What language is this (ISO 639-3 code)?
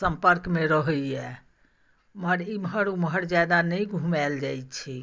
mai